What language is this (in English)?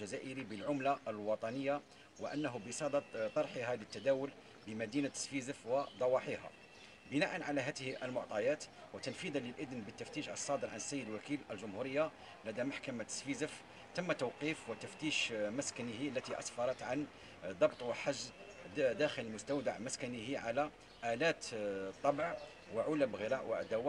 Arabic